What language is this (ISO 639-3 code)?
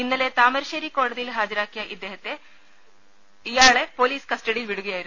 mal